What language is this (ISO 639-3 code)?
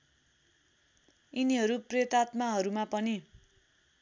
nep